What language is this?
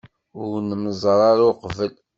Kabyle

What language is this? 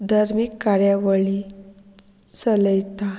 Konkani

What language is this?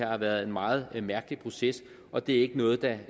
Danish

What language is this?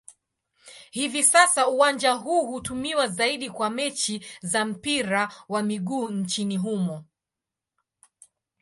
Swahili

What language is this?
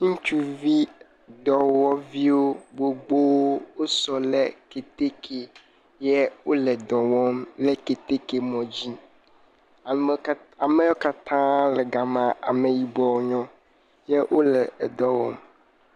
Ewe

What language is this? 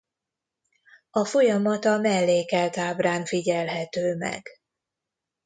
Hungarian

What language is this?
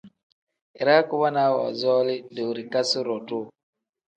Tem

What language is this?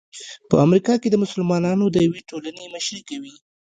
Pashto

